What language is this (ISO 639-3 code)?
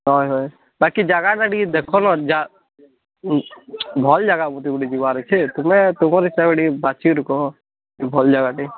ori